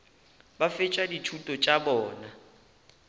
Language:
Northern Sotho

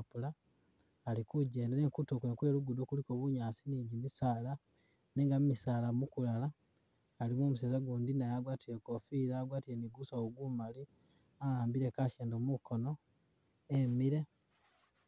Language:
Masaaba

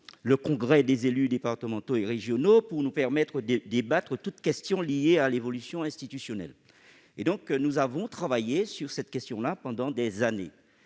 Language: French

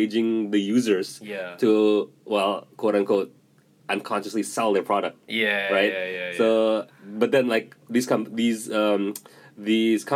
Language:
Indonesian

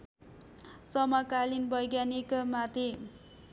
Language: Nepali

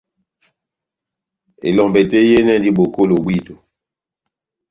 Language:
Batanga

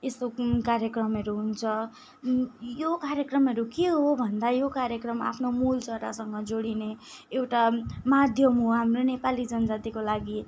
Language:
Nepali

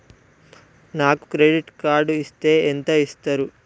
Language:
Telugu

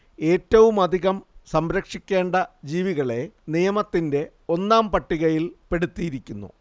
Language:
Malayalam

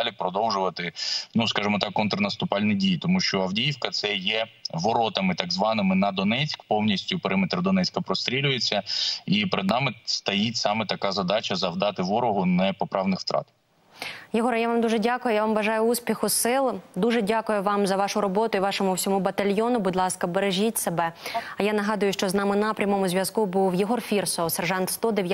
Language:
Ukrainian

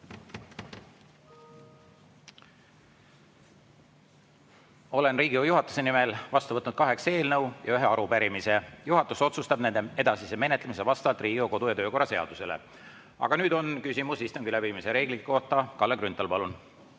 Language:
Estonian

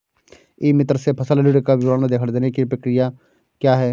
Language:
Hindi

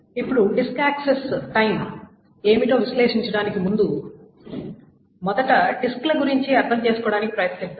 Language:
Telugu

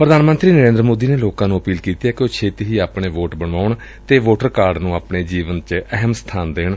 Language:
Punjabi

